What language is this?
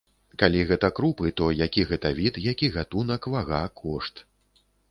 Belarusian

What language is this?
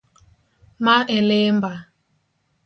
Luo (Kenya and Tanzania)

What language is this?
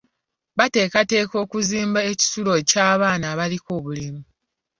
Ganda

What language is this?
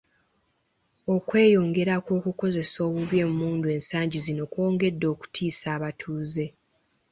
Ganda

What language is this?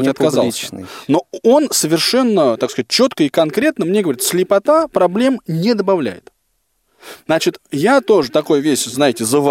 Russian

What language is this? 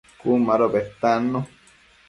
Matsés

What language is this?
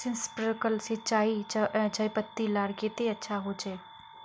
Magahi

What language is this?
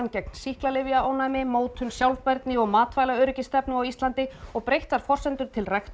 Icelandic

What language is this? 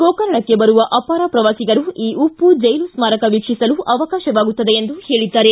Kannada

